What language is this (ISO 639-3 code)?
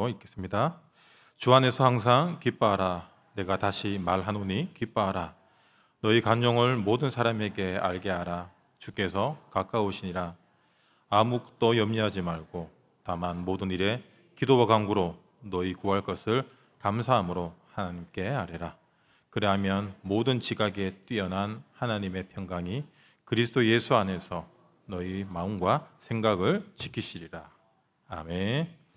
kor